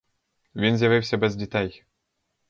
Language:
Ukrainian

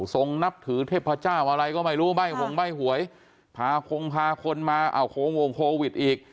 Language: Thai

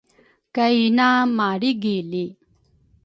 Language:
Rukai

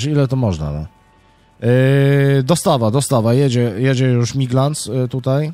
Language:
Polish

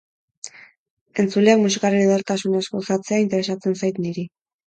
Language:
Basque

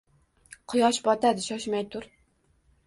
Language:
Uzbek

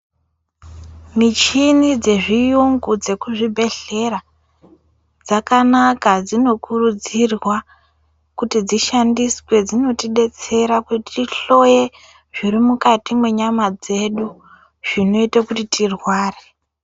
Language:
Ndau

